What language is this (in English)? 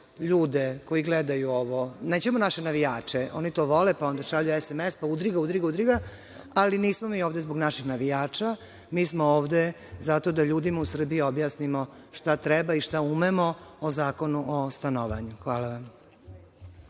Serbian